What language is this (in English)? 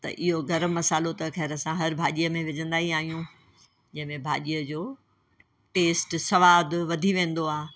Sindhi